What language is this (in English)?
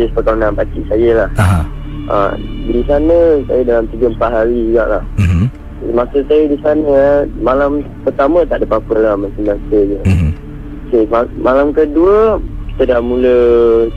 Malay